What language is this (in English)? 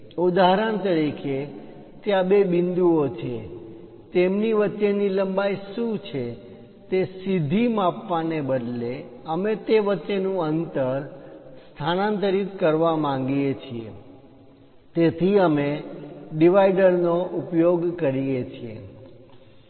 Gujarati